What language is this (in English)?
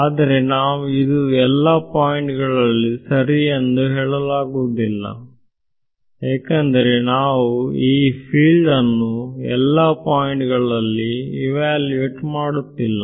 Kannada